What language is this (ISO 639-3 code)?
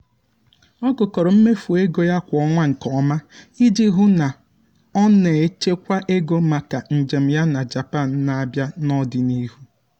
ibo